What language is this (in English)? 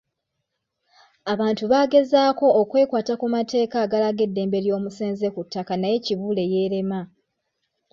Ganda